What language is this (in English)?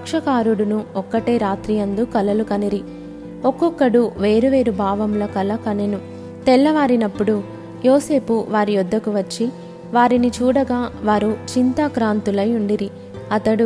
Telugu